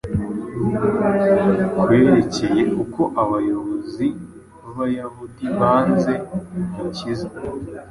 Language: Kinyarwanda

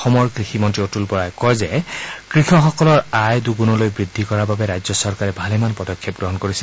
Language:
Assamese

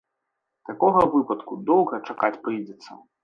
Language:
Belarusian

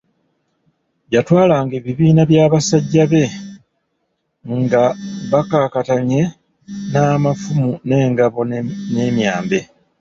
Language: Ganda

